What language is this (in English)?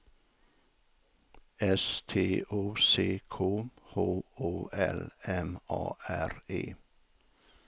Swedish